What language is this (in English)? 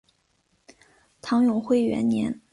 Chinese